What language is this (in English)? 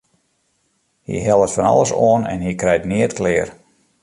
Western Frisian